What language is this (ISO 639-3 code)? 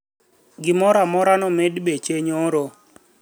luo